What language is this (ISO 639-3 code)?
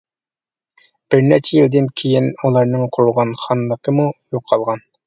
uig